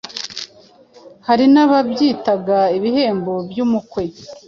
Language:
Kinyarwanda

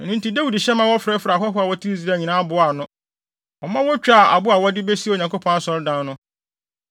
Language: Akan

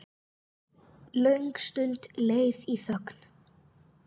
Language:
Icelandic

